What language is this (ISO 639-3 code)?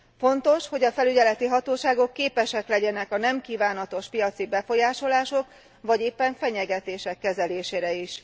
hun